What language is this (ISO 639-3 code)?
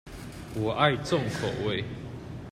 zho